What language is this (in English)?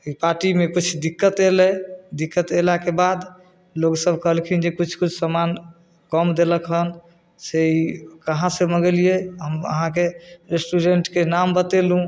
Maithili